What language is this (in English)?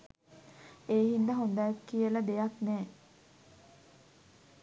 Sinhala